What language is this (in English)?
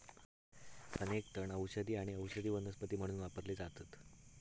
Marathi